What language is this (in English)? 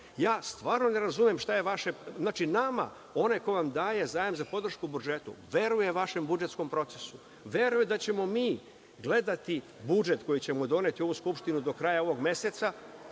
Serbian